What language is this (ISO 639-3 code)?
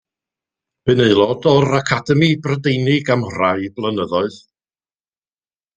cym